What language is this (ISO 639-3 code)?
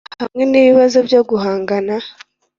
kin